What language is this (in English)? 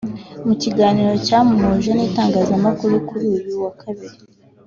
Kinyarwanda